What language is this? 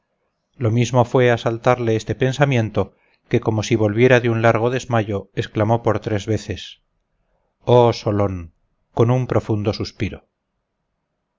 Spanish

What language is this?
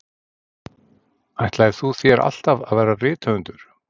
Icelandic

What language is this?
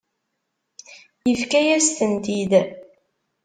Kabyle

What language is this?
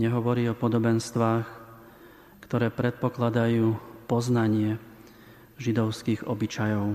Slovak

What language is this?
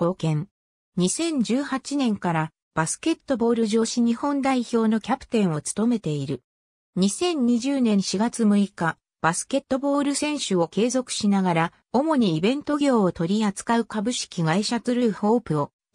Japanese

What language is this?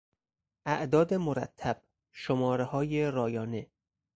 Persian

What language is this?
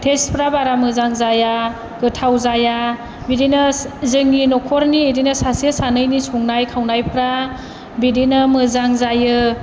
Bodo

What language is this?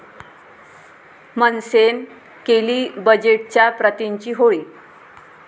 Marathi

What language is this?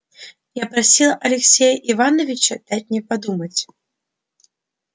Russian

